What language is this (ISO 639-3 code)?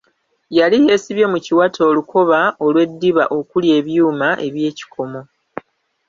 lug